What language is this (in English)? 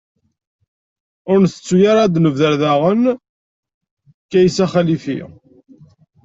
Kabyle